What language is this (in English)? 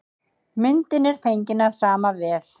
Icelandic